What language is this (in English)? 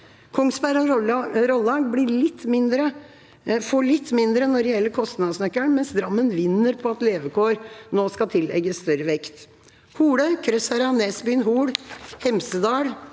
Norwegian